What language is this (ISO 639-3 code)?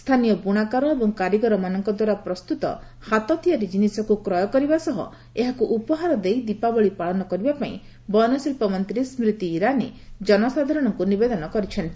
ori